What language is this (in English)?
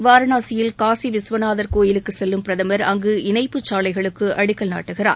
Tamil